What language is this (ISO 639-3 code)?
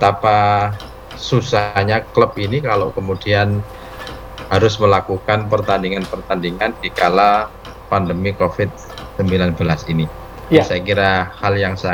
ind